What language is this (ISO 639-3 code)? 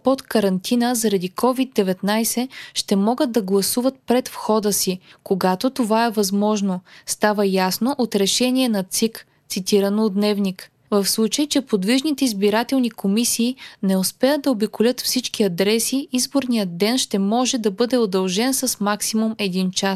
bul